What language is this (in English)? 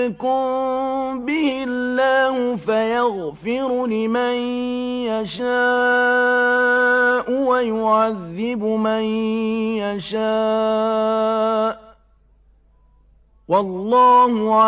Arabic